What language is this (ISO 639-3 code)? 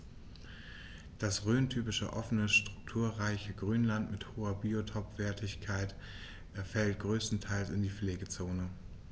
deu